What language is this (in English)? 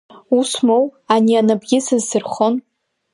Abkhazian